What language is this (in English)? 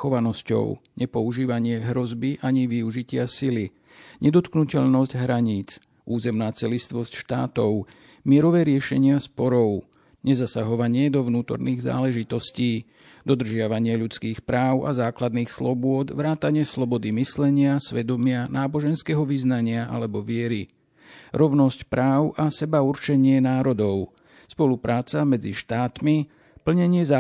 Slovak